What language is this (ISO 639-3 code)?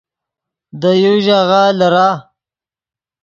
ydg